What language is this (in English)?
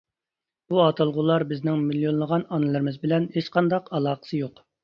Uyghur